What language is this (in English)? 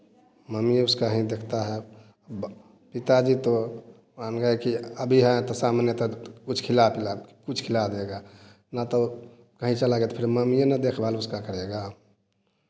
Hindi